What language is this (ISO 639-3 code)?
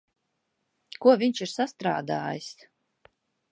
lav